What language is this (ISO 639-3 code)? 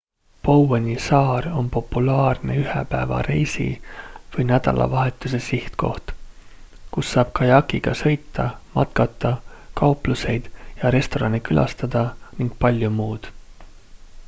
est